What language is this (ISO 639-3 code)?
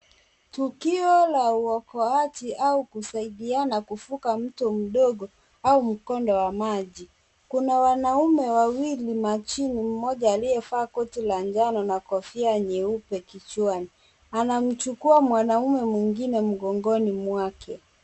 swa